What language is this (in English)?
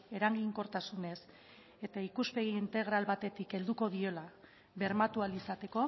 Basque